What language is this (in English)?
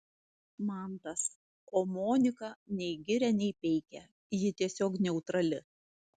Lithuanian